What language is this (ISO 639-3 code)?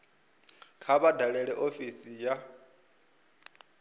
ven